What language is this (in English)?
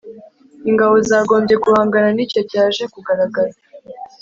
Kinyarwanda